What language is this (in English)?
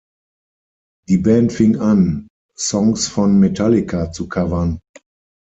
German